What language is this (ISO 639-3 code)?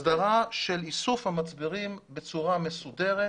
heb